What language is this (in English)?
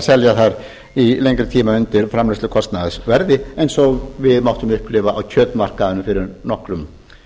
Icelandic